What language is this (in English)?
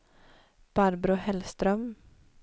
Swedish